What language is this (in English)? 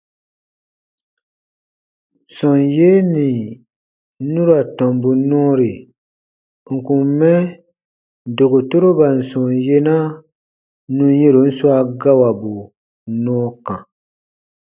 Baatonum